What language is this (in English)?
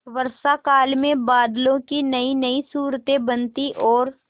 Hindi